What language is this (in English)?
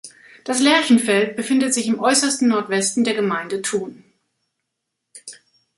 German